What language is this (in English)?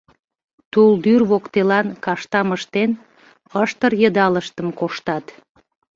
Mari